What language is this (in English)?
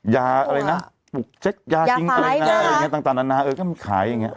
Thai